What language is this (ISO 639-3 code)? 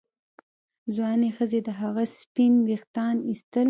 pus